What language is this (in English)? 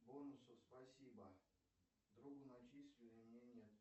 Russian